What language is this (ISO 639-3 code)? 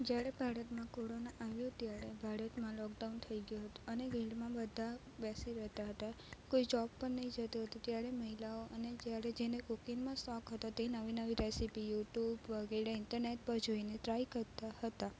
guj